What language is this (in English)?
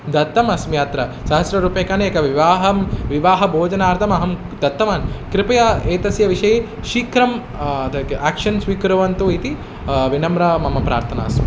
Sanskrit